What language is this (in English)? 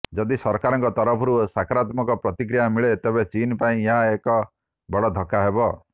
Odia